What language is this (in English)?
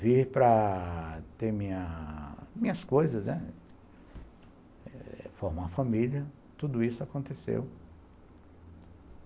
Portuguese